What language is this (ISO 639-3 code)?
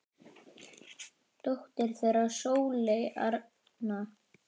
isl